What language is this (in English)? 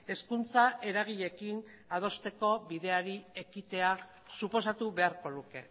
Basque